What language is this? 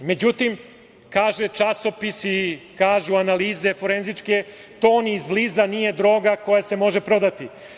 Serbian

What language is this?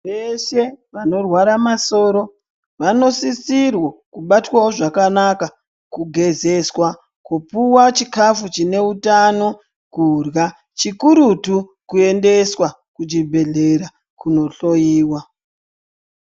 Ndau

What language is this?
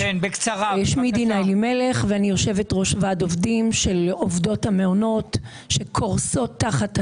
Hebrew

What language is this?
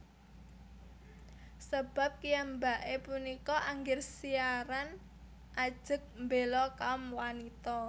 Javanese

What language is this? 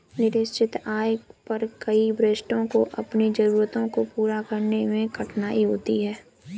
Hindi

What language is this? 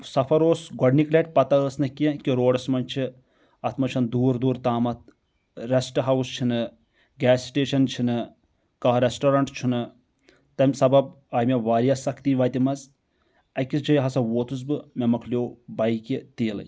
Kashmiri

